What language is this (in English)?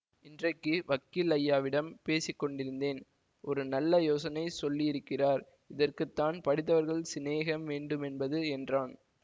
Tamil